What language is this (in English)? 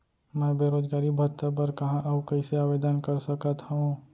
Chhattisgarhi